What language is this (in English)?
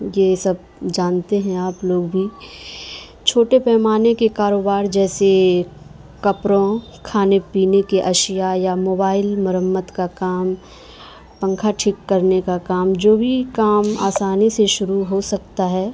Urdu